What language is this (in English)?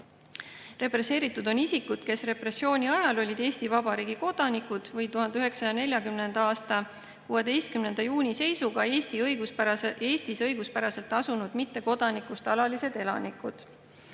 Estonian